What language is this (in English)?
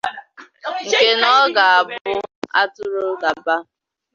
Igbo